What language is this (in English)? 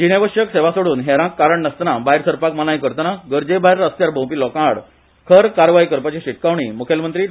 Konkani